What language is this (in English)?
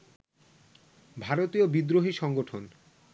Bangla